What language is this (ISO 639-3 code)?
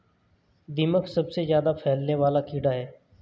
hin